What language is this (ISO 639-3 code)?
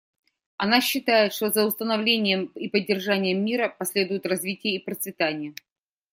rus